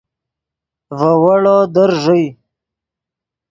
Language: Yidgha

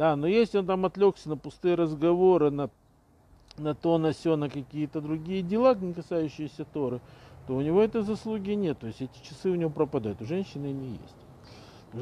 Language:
Russian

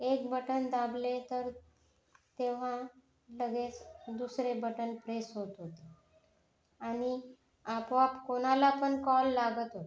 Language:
Marathi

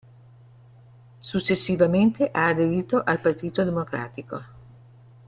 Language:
Italian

